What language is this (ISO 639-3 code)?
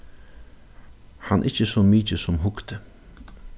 fao